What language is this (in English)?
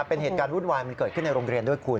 Thai